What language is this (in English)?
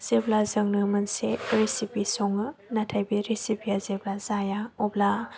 Bodo